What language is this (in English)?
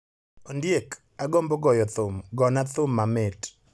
Luo (Kenya and Tanzania)